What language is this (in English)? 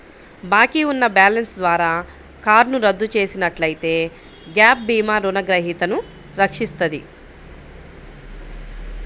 Telugu